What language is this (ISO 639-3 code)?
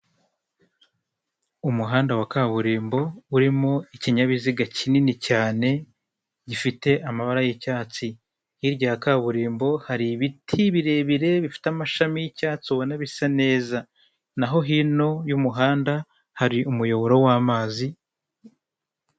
kin